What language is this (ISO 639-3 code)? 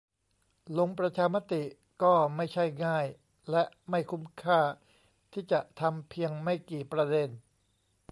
tha